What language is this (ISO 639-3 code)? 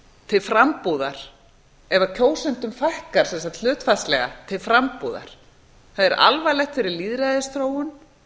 isl